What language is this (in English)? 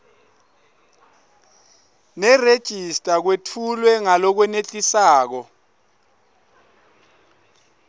Swati